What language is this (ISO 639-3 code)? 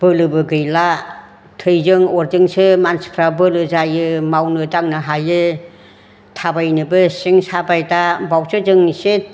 brx